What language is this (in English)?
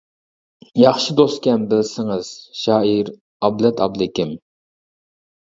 Uyghur